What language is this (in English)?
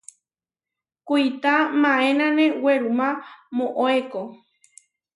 Huarijio